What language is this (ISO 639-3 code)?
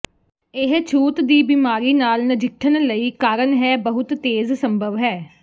pan